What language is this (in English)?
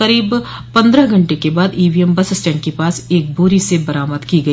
Hindi